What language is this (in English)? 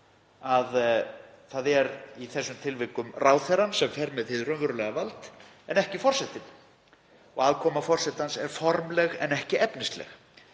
Icelandic